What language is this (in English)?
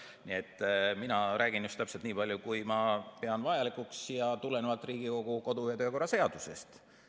Estonian